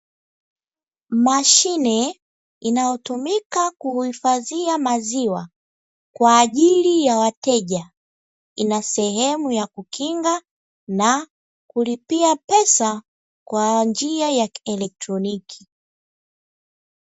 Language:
Swahili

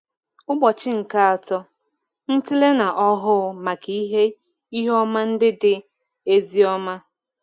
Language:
Igbo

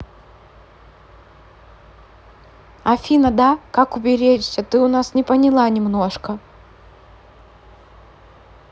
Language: Russian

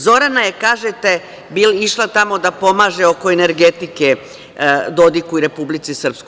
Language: Serbian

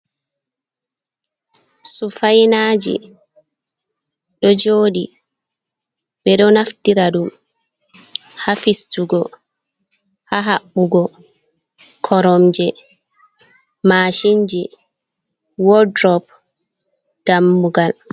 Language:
Fula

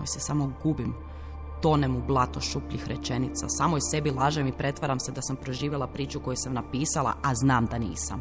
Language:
Croatian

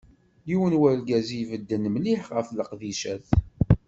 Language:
Kabyle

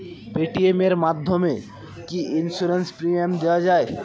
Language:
Bangla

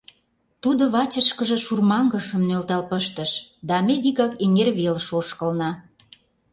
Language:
Mari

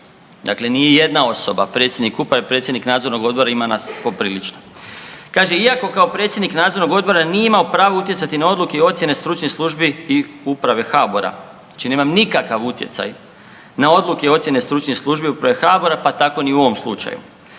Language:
Croatian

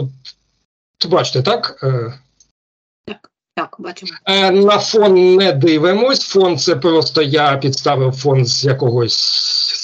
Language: Ukrainian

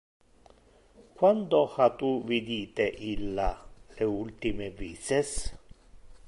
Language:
Interlingua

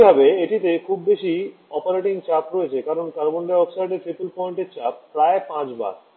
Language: Bangla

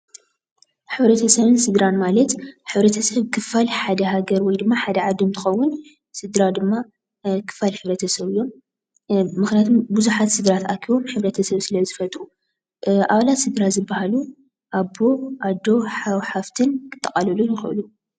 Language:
Tigrinya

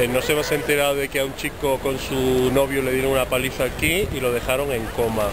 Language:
Spanish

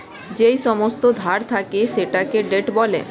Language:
Bangla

